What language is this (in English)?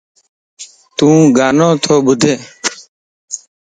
Lasi